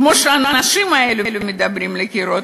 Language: Hebrew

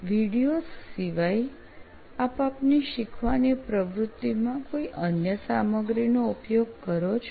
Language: Gujarati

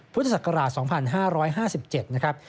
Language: Thai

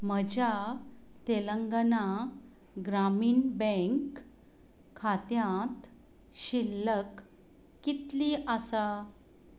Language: Konkani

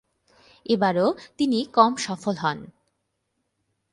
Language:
Bangla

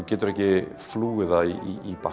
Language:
Icelandic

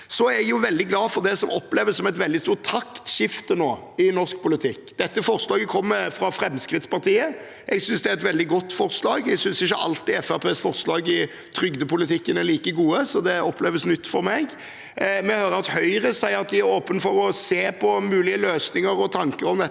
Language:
Norwegian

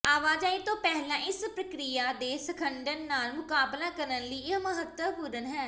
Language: Punjabi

